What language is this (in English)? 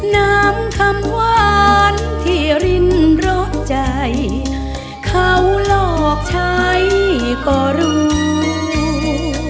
Thai